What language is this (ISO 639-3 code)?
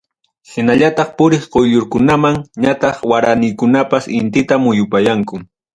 quy